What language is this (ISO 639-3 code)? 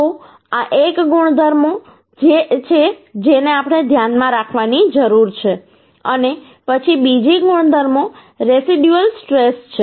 guj